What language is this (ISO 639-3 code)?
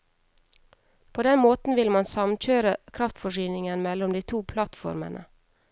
nor